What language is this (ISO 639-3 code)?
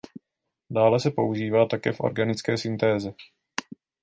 ces